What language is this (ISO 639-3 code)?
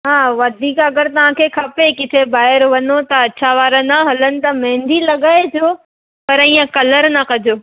snd